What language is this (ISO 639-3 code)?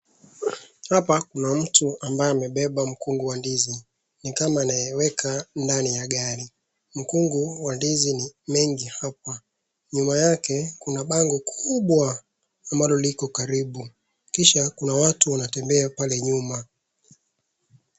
swa